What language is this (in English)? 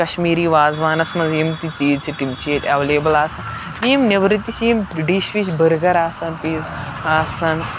Kashmiri